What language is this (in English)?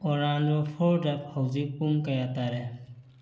Manipuri